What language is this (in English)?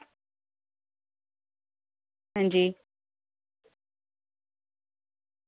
Dogri